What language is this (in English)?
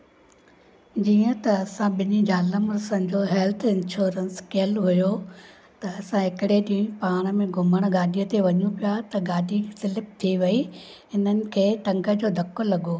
Sindhi